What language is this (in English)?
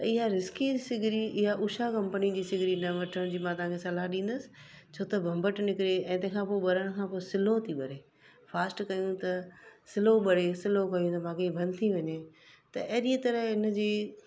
Sindhi